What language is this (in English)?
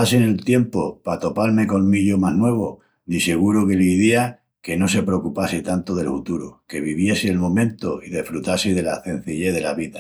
Extremaduran